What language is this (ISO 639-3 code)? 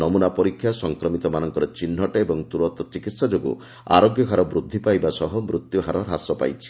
ori